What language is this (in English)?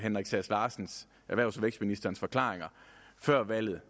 Danish